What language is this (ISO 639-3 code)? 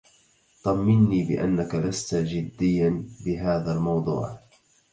ara